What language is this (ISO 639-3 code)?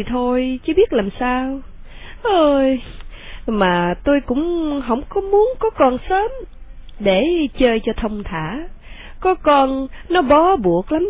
vie